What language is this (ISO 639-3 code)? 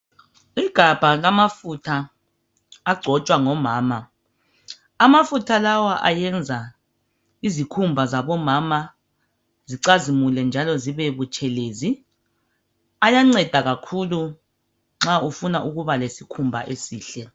nde